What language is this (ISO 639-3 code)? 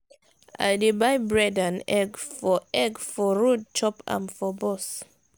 pcm